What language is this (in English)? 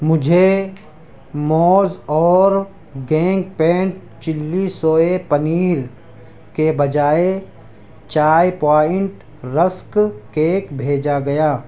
Urdu